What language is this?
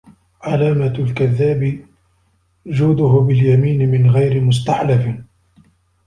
Arabic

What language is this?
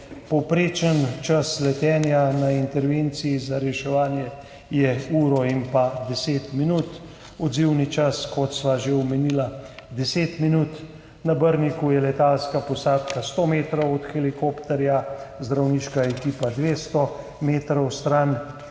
Slovenian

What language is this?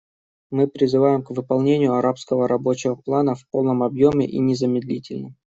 Russian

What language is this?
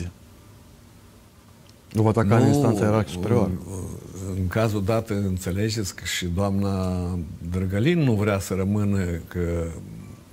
Romanian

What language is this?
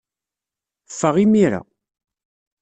Kabyle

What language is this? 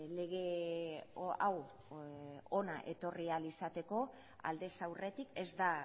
Basque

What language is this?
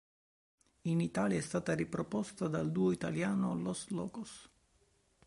Italian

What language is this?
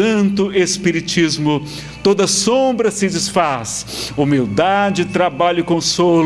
Portuguese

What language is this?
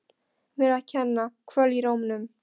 Icelandic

